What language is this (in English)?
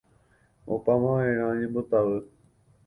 Guarani